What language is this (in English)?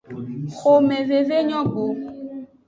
Aja (Benin)